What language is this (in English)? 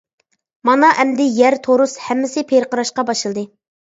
Uyghur